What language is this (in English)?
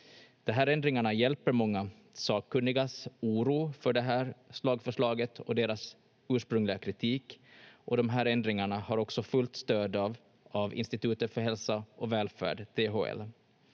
Finnish